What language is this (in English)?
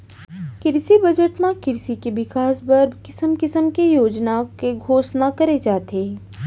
Chhattisgarhi